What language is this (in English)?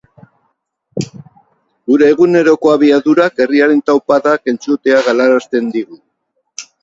Basque